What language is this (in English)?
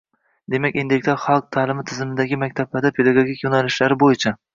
Uzbek